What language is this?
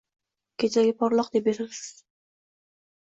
Uzbek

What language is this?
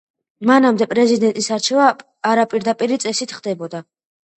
Georgian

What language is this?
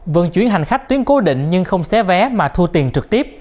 Vietnamese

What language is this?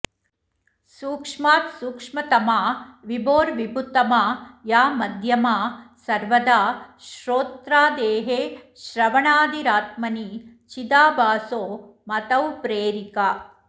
Sanskrit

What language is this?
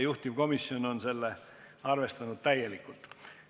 Estonian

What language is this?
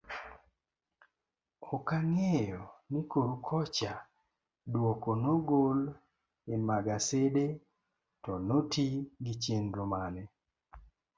Luo (Kenya and Tanzania)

